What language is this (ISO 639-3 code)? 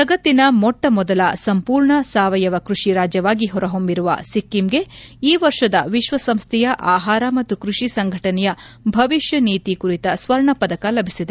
kan